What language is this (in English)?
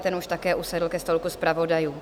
Czech